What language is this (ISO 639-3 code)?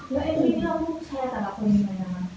tha